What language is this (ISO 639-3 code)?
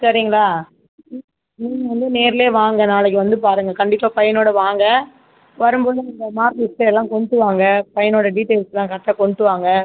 tam